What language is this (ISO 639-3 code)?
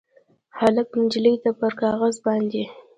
pus